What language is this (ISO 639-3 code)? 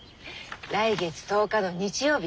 jpn